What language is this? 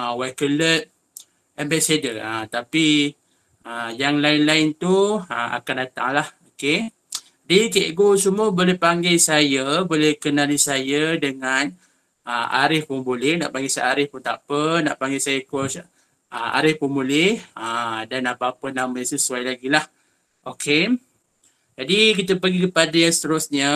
Malay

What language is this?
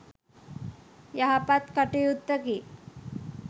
Sinhala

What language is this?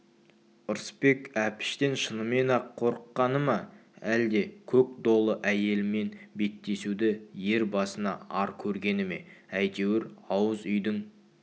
Kazakh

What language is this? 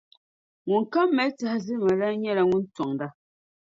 Dagbani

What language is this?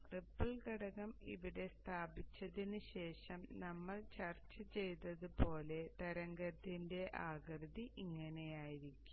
Malayalam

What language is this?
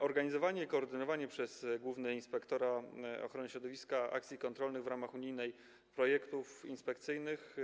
Polish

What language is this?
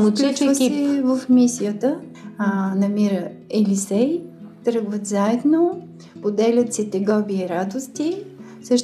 Bulgarian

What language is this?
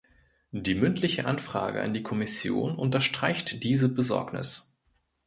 German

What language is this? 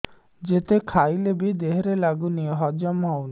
Odia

